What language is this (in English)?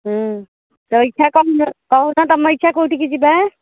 Odia